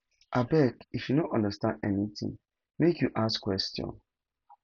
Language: Nigerian Pidgin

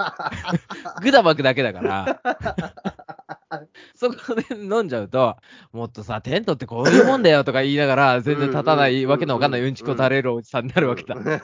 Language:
Japanese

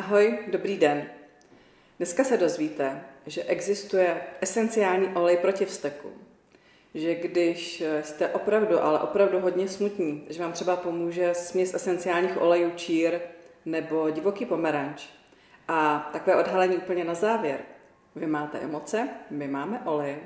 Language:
Czech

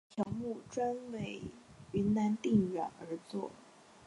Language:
Chinese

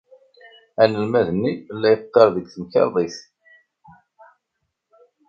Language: Kabyle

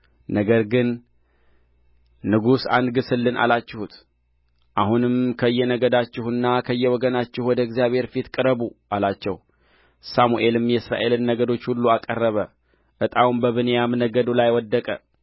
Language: Amharic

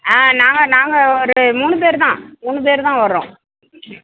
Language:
Tamil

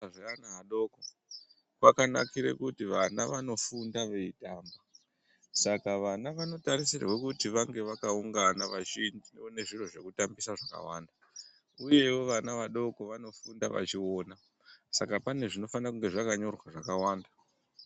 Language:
Ndau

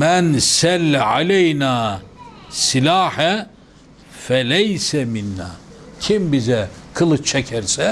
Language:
Turkish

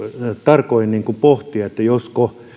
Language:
Finnish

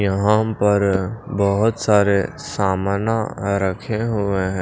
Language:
Hindi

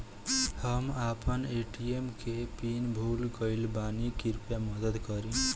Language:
Bhojpuri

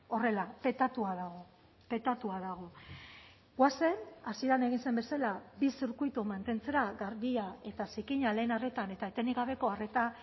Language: Basque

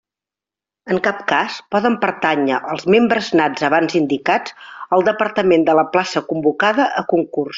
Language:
Catalan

